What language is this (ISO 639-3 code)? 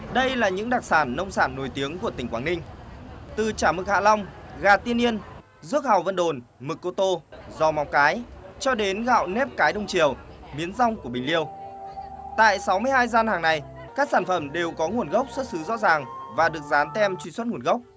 vie